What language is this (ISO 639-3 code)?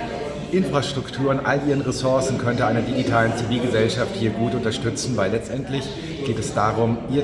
deu